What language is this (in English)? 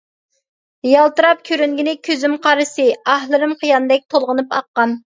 Uyghur